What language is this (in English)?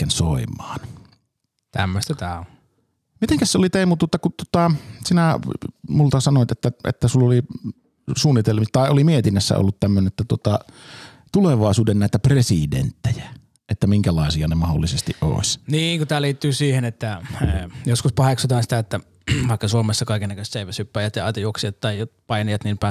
Finnish